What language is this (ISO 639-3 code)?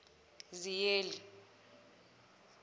zul